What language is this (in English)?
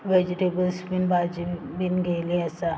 Konkani